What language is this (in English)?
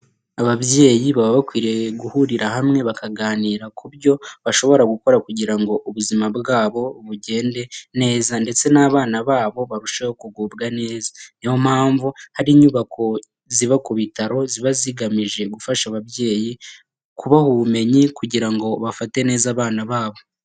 Kinyarwanda